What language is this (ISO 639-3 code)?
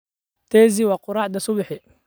som